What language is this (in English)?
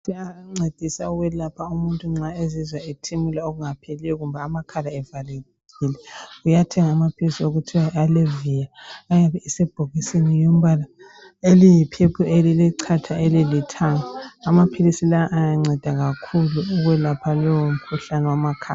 North Ndebele